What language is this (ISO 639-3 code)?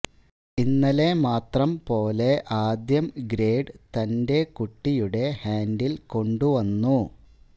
mal